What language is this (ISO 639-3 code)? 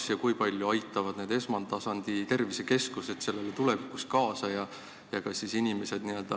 est